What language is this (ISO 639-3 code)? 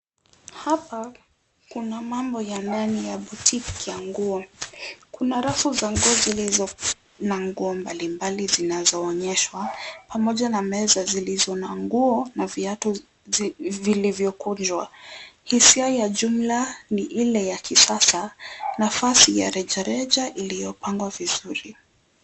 swa